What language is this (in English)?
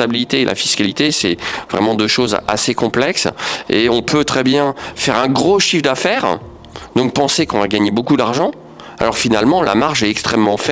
French